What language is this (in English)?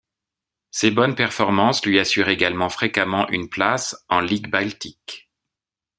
French